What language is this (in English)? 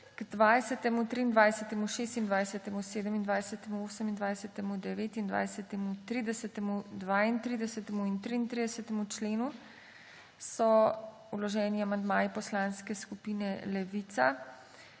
Slovenian